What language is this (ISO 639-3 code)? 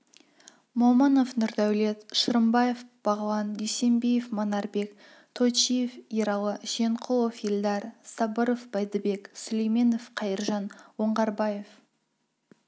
kaz